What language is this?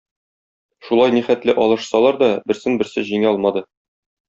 Tatar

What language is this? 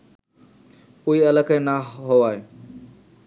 Bangla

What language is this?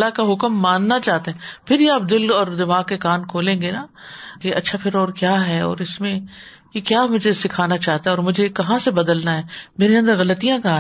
Urdu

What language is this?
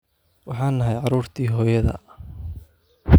Somali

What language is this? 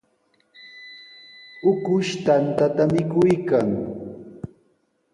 Sihuas Ancash Quechua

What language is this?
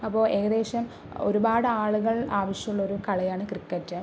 Malayalam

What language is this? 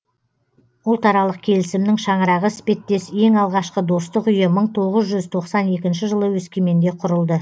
Kazakh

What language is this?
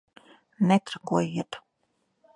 Latvian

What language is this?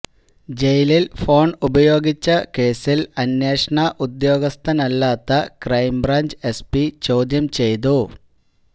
Malayalam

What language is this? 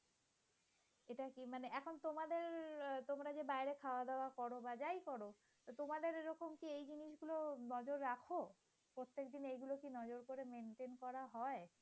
Bangla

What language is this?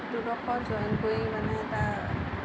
Assamese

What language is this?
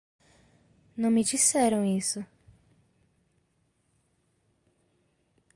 Portuguese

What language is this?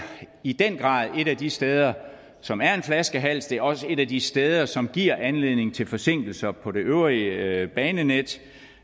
Danish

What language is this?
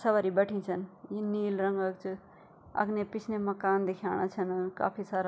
Garhwali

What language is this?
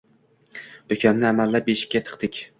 Uzbek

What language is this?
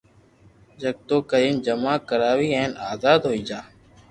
Loarki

